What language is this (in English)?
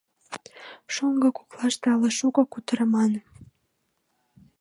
Mari